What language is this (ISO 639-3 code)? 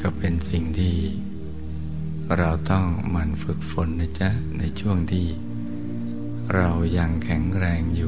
tha